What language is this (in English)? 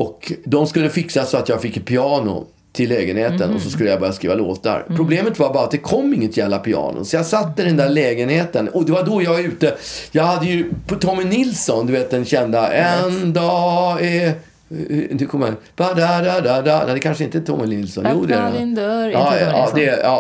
Swedish